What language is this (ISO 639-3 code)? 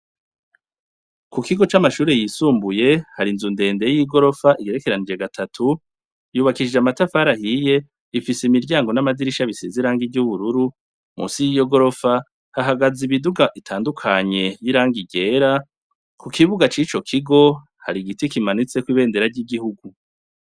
run